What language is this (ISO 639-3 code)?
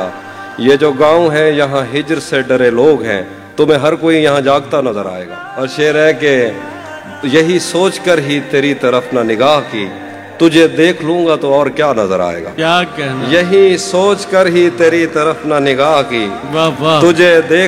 urd